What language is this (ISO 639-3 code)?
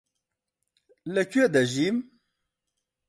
ckb